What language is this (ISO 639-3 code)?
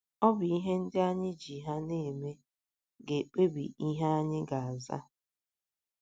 ibo